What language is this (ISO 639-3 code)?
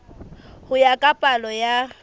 sot